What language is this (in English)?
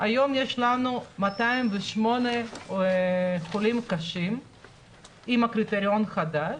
Hebrew